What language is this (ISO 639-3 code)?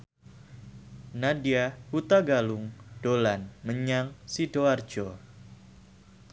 jav